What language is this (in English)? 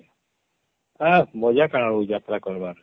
Odia